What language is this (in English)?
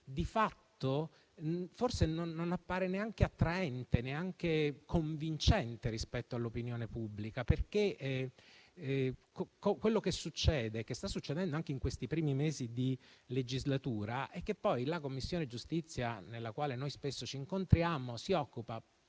Italian